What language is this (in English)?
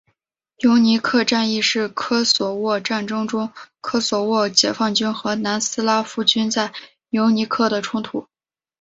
Chinese